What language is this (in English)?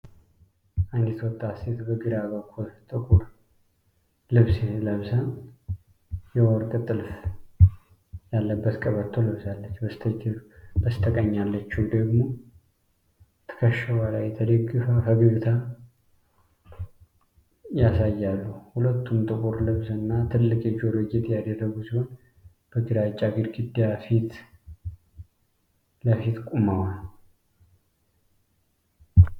Amharic